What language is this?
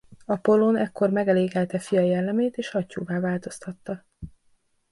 Hungarian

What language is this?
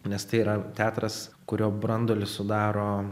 Lithuanian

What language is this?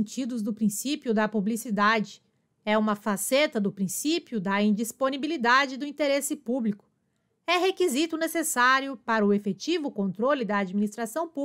Portuguese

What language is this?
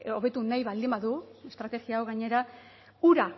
Basque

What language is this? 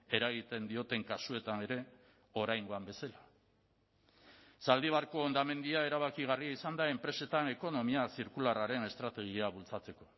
Basque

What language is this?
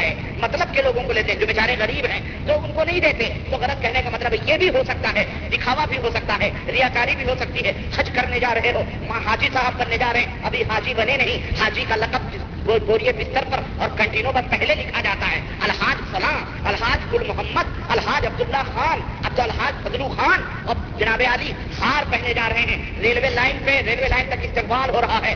Urdu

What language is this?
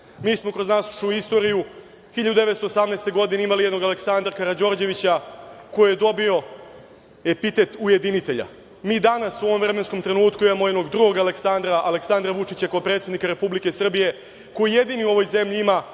Serbian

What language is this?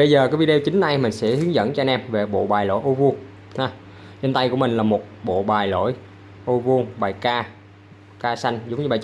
Vietnamese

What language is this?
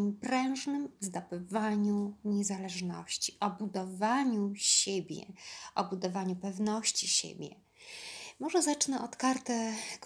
Polish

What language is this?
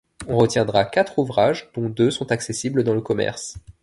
French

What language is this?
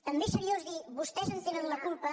Catalan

